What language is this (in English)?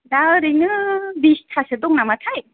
Bodo